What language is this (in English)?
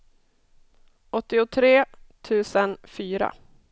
Swedish